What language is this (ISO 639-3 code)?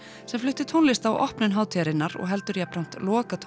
isl